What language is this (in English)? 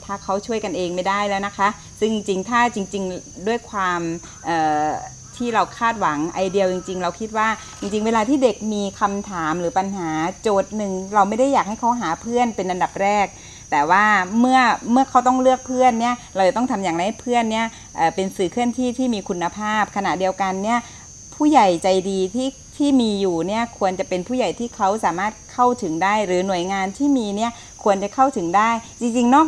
Thai